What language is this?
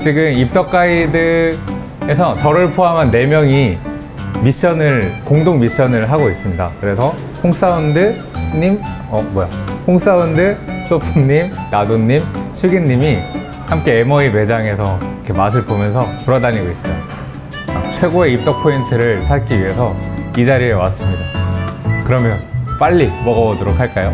Korean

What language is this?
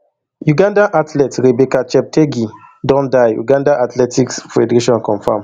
Nigerian Pidgin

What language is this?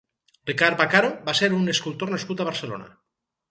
Catalan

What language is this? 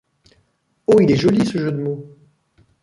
French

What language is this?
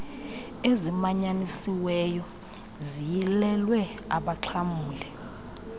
Xhosa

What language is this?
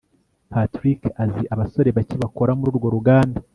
Kinyarwanda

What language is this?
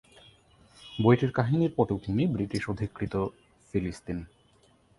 Bangla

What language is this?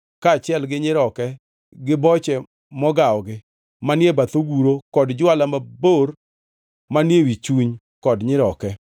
Luo (Kenya and Tanzania)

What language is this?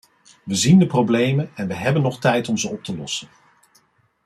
Dutch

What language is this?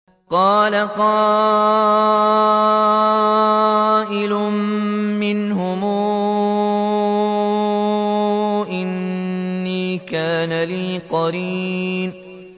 Arabic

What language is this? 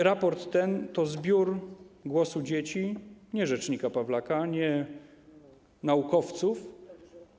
Polish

